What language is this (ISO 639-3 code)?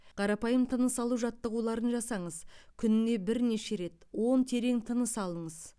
kaz